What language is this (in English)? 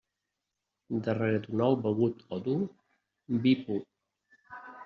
Catalan